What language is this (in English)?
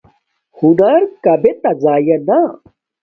Domaaki